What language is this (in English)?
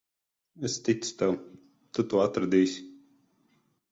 Latvian